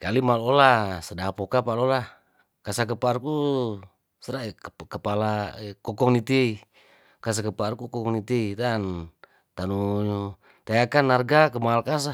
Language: Tondano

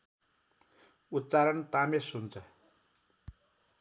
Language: Nepali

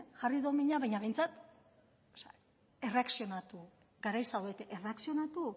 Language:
Basque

